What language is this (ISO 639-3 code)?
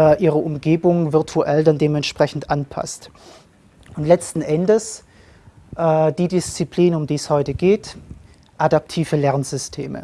deu